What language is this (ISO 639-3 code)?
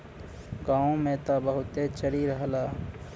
bho